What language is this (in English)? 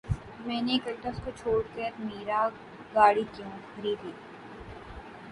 Urdu